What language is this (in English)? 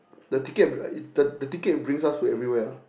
English